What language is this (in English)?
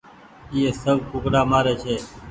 Goaria